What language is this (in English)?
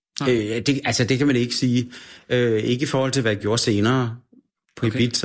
Danish